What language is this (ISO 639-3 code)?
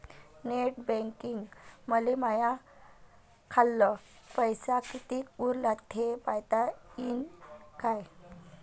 mar